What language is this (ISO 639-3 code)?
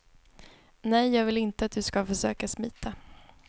swe